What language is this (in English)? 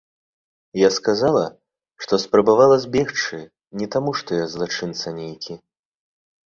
Belarusian